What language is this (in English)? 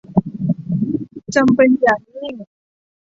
Thai